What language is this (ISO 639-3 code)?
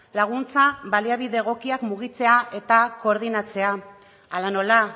eus